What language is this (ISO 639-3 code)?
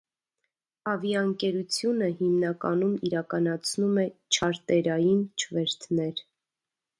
hye